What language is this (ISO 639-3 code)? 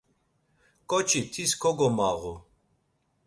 lzz